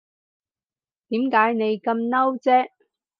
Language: Cantonese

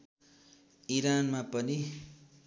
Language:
Nepali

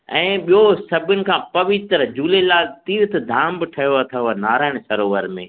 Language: Sindhi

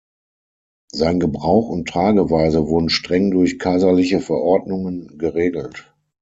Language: German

